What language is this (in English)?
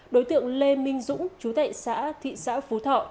Vietnamese